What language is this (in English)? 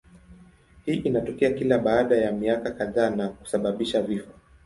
Swahili